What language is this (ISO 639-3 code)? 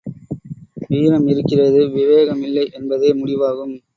tam